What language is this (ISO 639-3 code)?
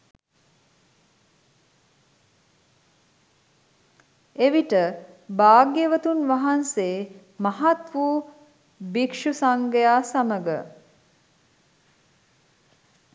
sin